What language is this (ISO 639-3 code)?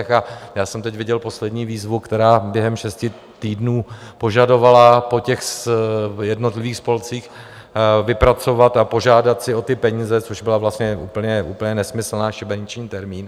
ces